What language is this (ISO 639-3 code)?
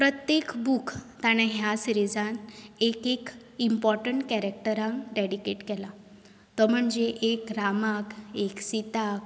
kok